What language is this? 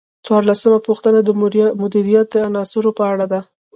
Pashto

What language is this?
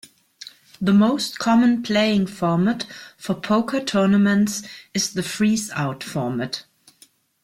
English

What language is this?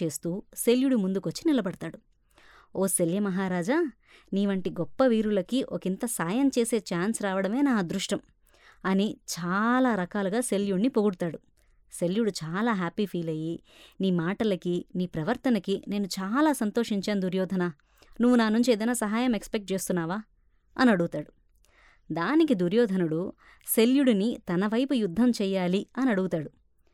Telugu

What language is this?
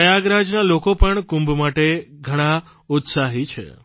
Gujarati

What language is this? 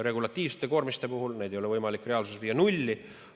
Estonian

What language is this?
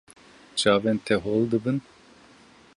Kurdish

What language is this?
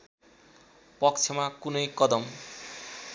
Nepali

